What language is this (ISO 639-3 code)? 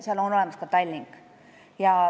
est